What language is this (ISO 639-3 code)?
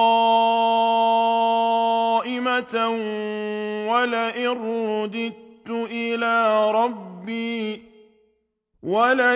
ara